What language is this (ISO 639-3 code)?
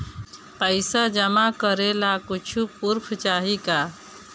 bho